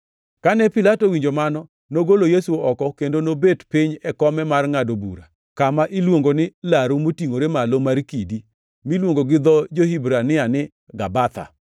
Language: Luo (Kenya and Tanzania)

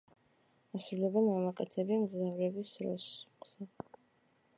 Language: Georgian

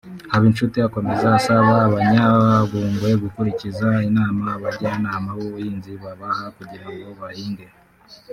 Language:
Kinyarwanda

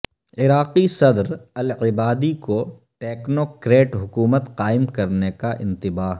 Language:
Urdu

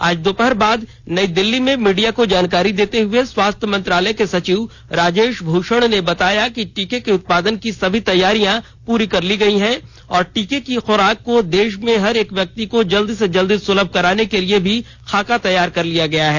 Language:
Hindi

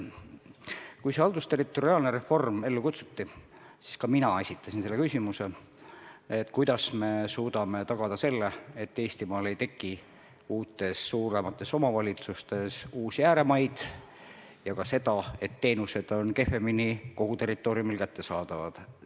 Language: Estonian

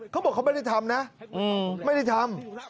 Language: Thai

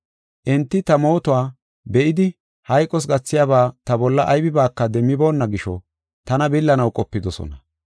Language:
Gofa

